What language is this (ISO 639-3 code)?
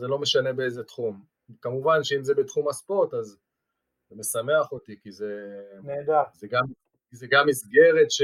heb